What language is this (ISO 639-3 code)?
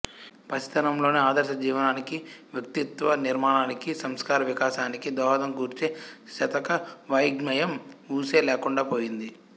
tel